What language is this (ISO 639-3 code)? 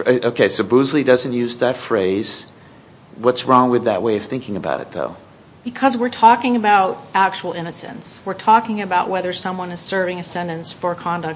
eng